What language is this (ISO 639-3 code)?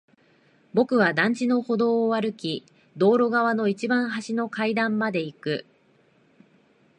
jpn